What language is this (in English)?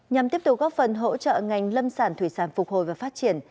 Vietnamese